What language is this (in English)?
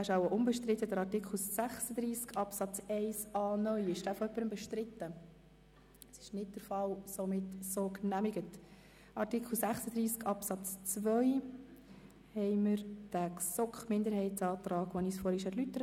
Swiss German